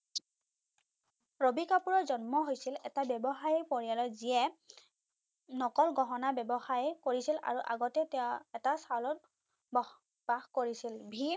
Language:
Assamese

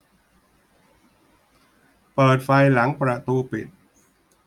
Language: Thai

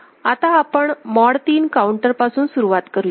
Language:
Marathi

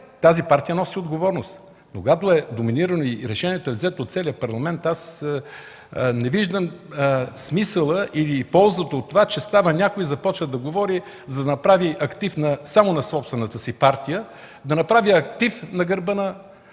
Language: Bulgarian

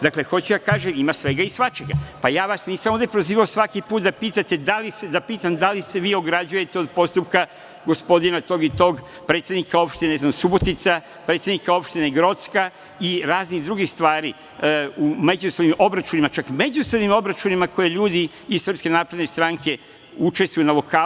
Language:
Serbian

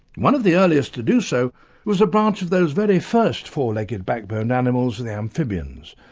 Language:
English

